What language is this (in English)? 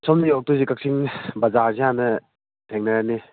Manipuri